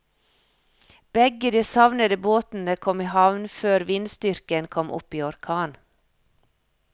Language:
Norwegian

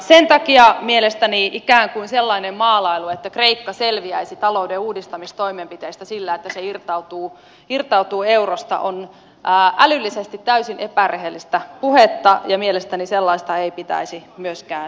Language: Finnish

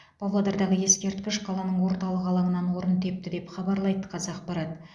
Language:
Kazakh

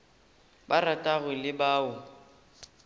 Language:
Northern Sotho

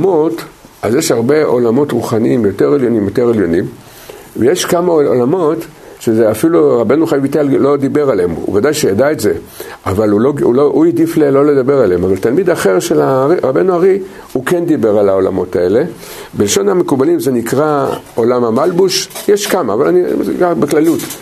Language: Hebrew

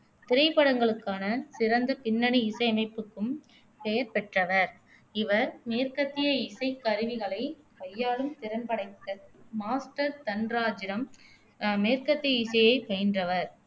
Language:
Tamil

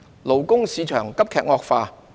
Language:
Cantonese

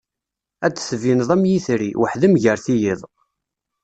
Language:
Kabyle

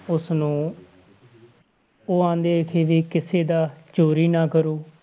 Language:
Punjabi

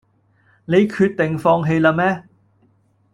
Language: Cantonese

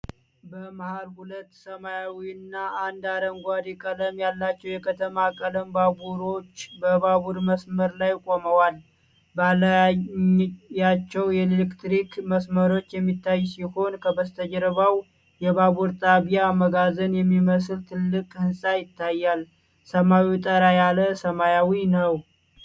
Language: Amharic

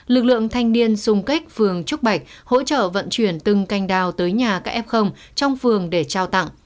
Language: Vietnamese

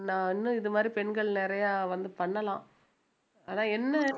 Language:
Tamil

